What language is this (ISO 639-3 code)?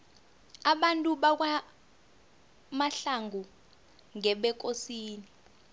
nbl